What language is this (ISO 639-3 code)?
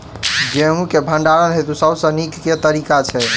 mai